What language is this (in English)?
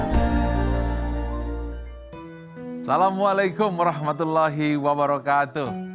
Indonesian